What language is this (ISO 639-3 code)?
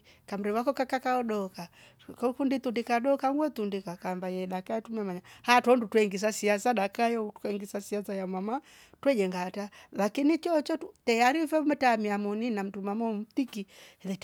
rof